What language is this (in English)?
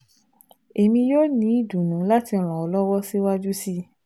Yoruba